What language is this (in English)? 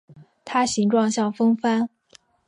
Chinese